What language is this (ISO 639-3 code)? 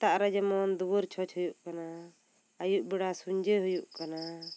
sat